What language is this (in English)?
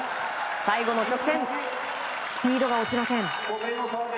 Japanese